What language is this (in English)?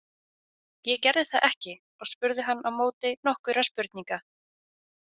Icelandic